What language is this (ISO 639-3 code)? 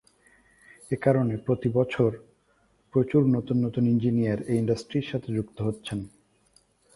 ben